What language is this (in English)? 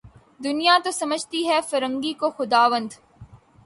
Urdu